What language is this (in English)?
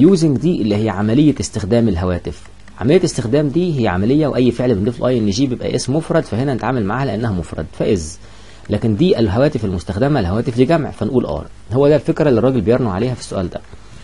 Arabic